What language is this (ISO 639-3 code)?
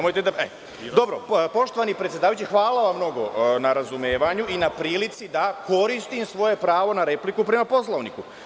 srp